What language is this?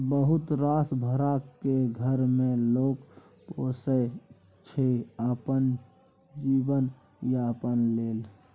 Maithili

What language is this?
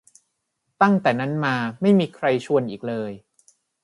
Thai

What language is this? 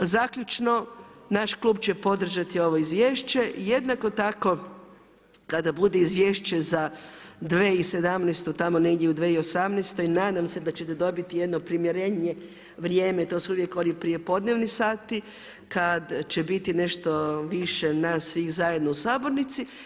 Croatian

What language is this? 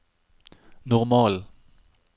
Norwegian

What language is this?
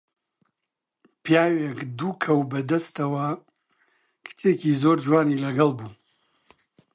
Central Kurdish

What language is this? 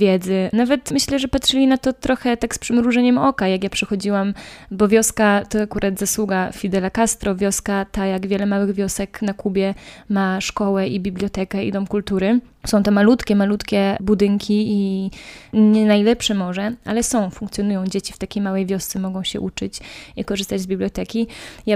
Polish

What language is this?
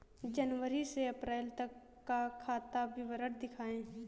Hindi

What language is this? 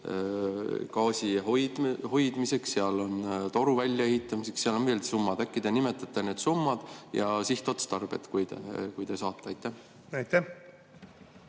Estonian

